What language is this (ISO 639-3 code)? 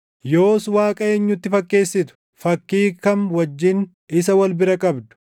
orm